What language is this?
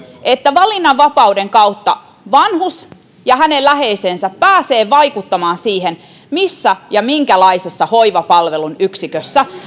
Finnish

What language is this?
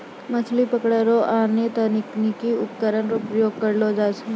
Maithili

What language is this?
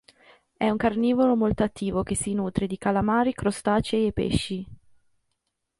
Italian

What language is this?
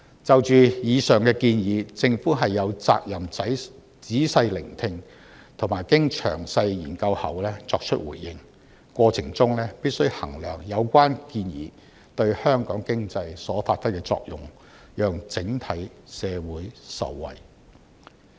Cantonese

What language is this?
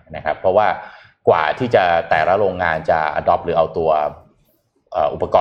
Thai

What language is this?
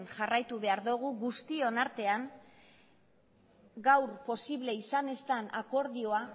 Basque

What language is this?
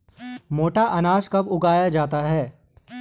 Hindi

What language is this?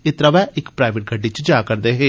Dogri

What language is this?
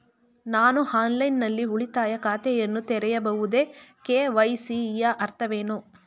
Kannada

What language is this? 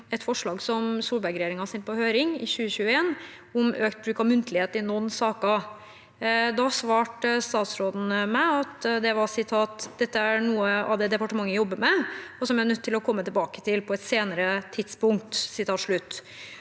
Norwegian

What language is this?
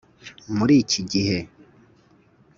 Kinyarwanda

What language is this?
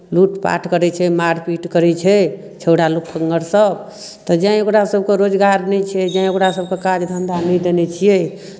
Maithili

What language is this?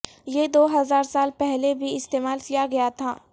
Urdu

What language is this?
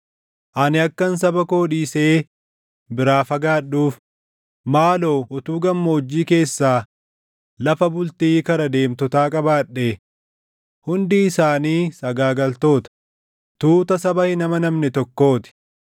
Oromo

